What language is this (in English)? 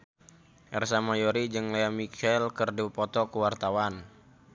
Sundanese